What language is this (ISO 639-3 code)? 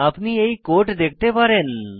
ben